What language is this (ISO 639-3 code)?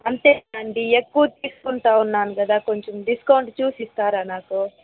tel